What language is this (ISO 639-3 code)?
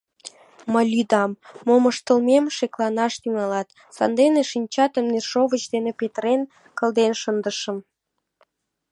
chm